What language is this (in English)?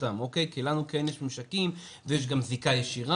Hebrew